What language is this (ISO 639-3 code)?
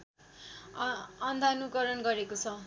nep